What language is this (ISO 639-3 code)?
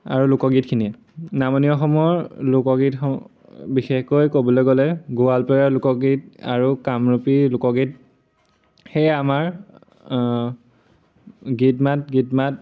asm